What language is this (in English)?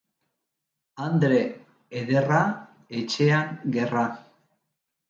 Basque